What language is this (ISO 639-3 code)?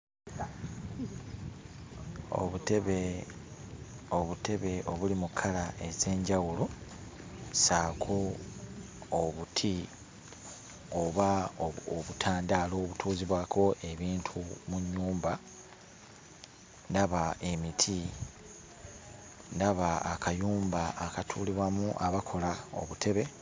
lug